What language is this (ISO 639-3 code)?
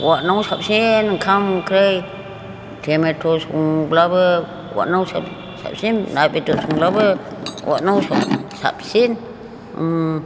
brx